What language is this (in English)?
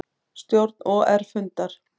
Icelandic